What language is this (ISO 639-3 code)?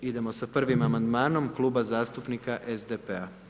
hrv